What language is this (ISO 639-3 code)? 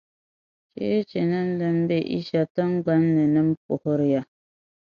dag